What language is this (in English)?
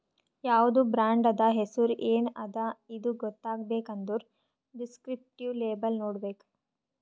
Kannada